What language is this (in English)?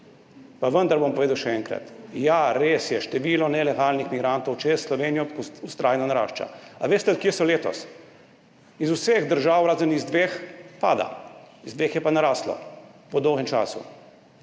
Slovenian